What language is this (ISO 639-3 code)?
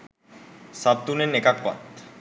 sin